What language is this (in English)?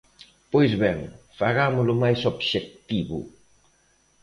Galician